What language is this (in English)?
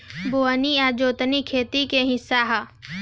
Bhojpuri